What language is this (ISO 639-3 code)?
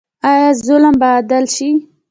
pus